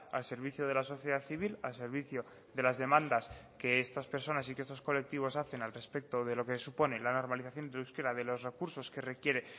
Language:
Spanish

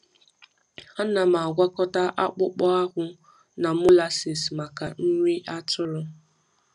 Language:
Igbo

